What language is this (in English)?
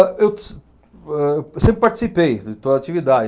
Portuguese